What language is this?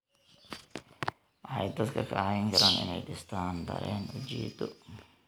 Somali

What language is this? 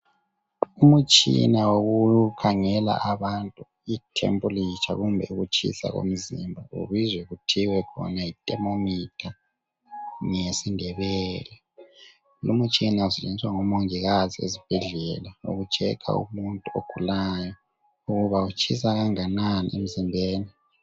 North Ndebele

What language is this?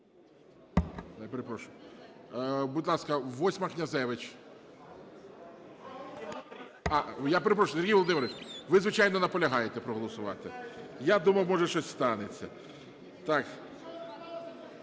Ukrainian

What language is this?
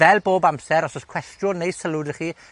Welsh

